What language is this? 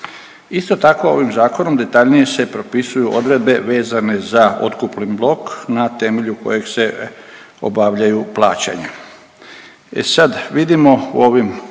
Croatian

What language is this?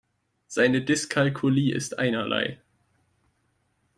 German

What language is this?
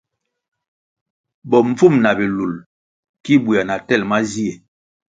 Kwasio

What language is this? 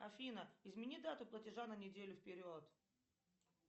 Russian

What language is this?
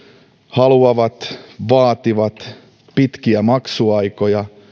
Finnish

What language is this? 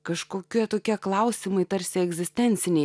Lithuanian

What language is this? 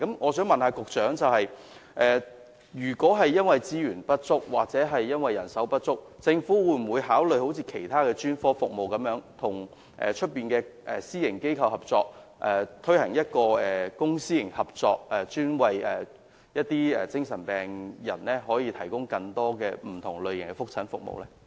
Cantonese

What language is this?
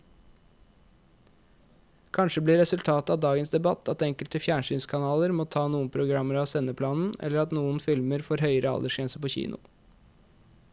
Norwegian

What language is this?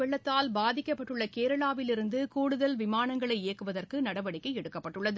Tamil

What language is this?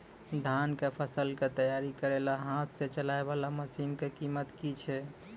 Maithili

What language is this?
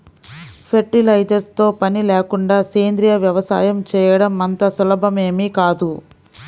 Telugu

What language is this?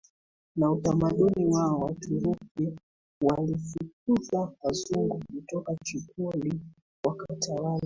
Swahili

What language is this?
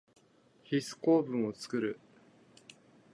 Japanese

